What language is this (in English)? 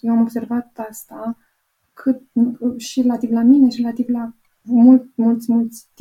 Romanian